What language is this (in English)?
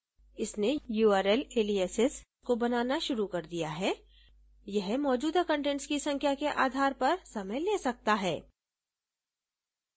Hindi